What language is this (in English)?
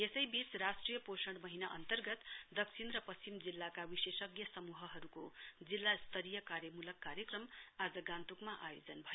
Nepali